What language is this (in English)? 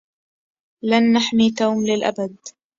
Arabic